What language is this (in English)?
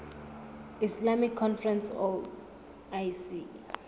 Southern Sotho